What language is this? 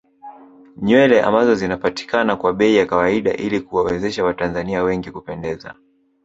Swahili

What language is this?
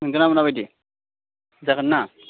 Bodo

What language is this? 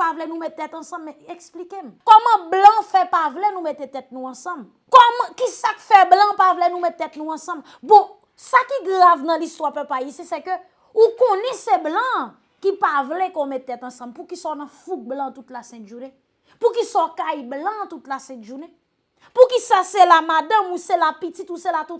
French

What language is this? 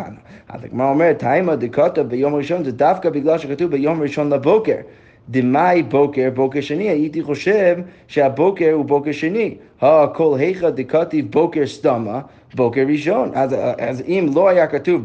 Hebrew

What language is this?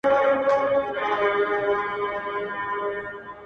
Pashto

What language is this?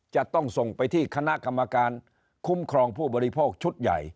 Thai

